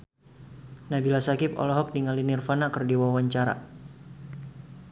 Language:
Sundanese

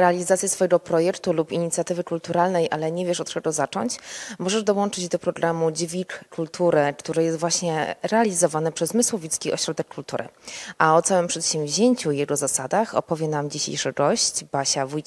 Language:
Polish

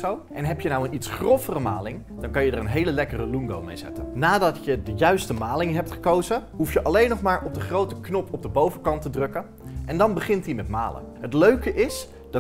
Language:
Dutch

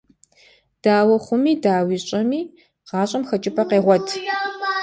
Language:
Kabardian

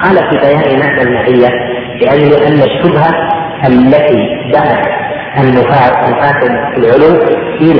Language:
Arabic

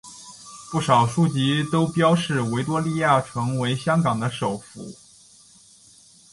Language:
Chinese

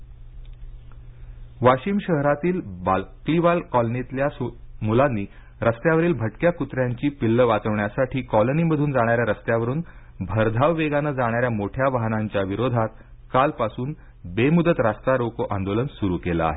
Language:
Marathi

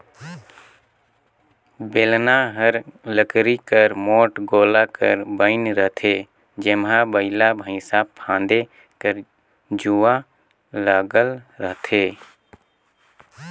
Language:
Chhattisgarhi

